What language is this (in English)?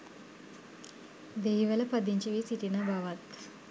Sinhala